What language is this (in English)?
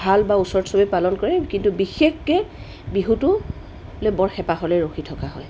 Assamese